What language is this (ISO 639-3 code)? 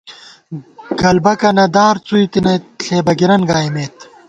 gwt